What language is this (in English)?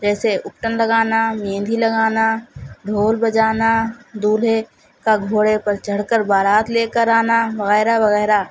Urdu